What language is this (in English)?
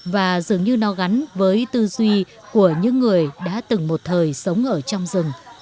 Vietnamese